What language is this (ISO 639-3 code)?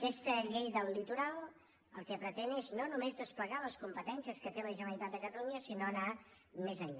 cat